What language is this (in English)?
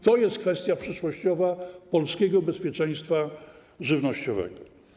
Polish